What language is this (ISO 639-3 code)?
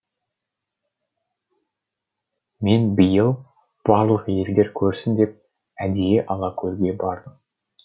kaz